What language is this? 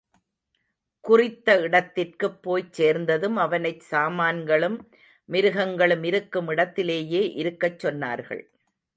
Tamil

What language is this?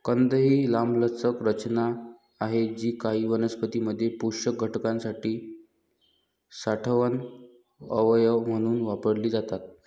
Marathi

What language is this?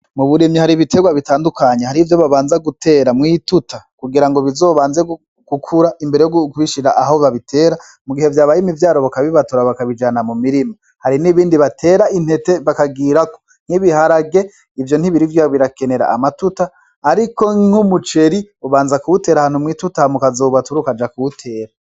Rundi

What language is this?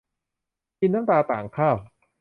Thai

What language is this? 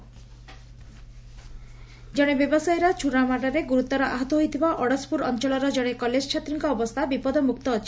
Odia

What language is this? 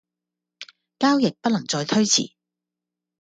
Cantonese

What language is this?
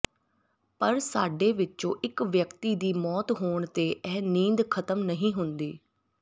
Punjabi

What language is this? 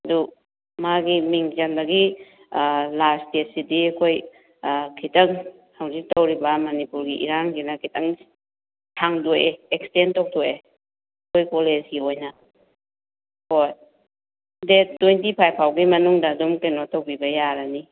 Manipuri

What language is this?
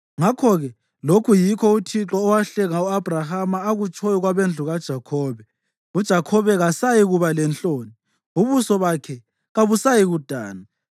North Ndebele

